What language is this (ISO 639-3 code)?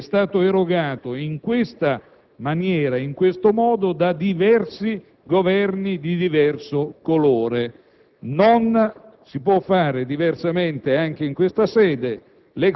ita